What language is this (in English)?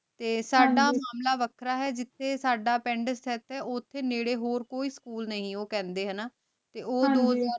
Punjabi